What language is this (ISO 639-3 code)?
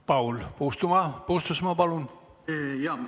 est